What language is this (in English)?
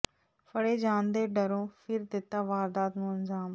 Punjabi